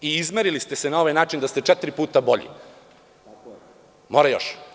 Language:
Serbian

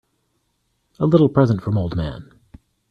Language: English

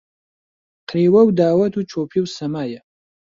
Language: Central Kurdish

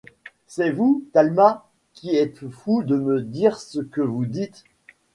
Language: French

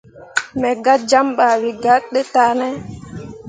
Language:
Mundang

